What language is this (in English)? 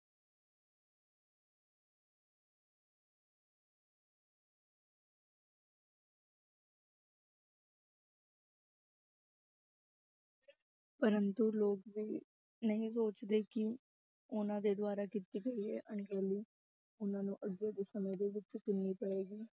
Punjabi